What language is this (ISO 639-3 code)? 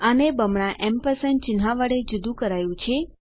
guj